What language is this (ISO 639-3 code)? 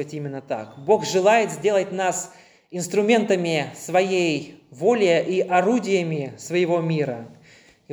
rus